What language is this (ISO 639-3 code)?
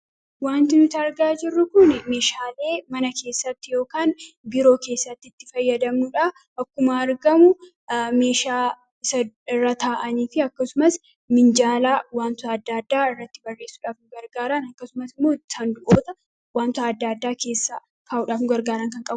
orm